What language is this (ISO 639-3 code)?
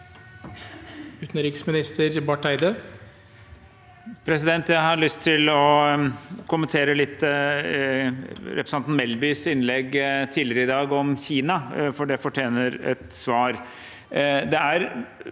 nor